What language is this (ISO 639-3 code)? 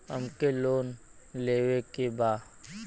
bho